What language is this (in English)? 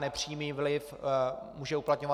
Czech